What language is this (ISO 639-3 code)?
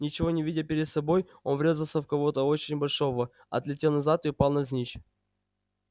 rus